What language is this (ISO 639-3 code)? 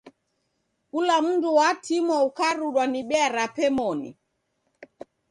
dav